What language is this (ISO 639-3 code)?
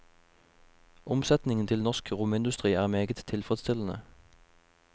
nor